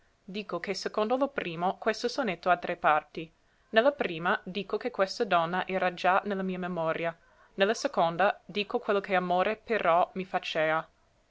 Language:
Italian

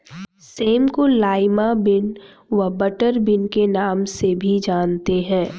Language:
Hindi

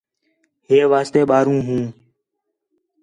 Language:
Khetrani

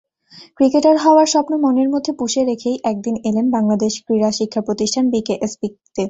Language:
Bangla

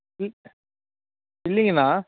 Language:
Tamil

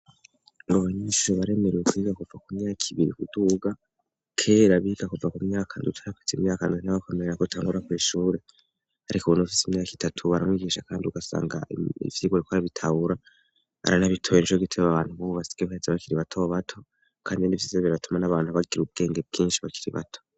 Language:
Rundi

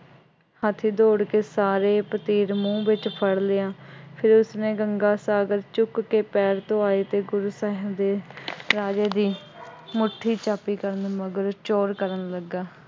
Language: Punjabi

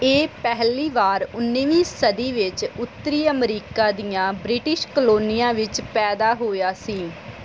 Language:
Punjabi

